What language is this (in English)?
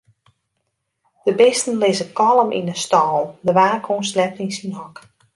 Western Frisian